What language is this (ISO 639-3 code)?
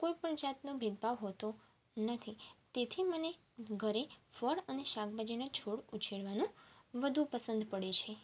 guj